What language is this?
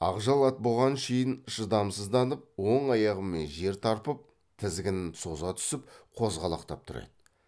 Kazakh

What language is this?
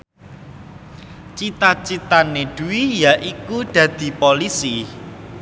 Javanese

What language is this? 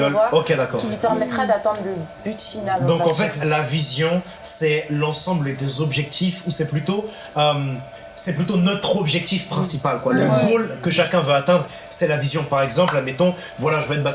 French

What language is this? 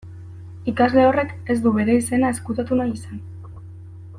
Basque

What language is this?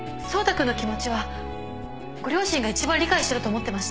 Japanese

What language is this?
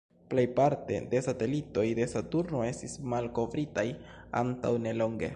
Esperanto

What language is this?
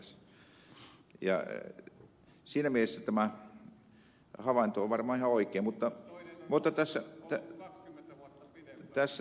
Finnish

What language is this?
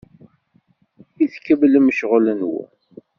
Kabyle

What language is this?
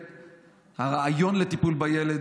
Hebrew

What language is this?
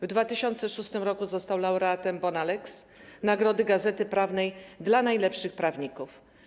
Polish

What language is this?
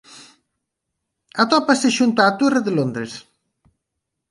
Galician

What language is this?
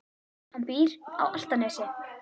Icelandic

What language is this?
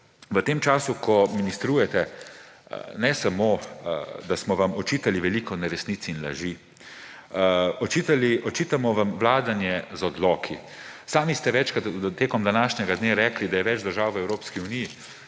Slovenian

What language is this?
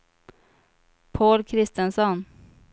Swedish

